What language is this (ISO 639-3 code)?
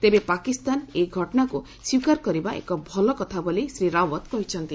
ori